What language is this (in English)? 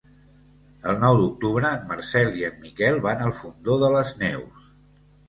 Catalan